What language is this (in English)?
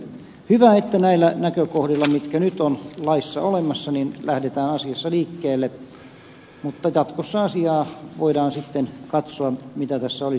Finnish